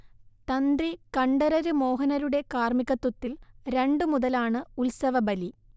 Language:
Malayalam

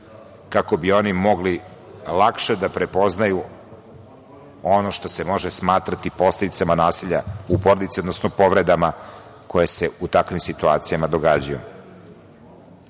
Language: Serbian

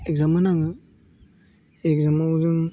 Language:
Bodo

